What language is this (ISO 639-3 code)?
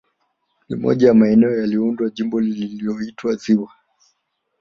swa